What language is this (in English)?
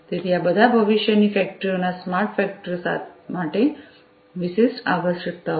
Gujarati